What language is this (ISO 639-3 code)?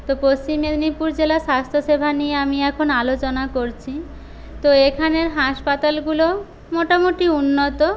ben